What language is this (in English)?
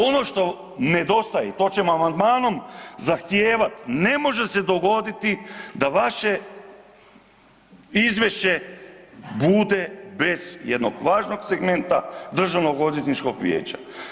Croatian